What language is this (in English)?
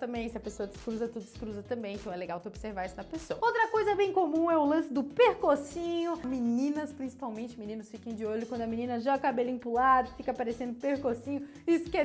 Portuguese